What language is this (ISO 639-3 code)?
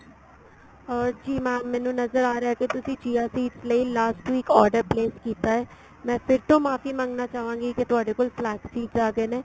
pan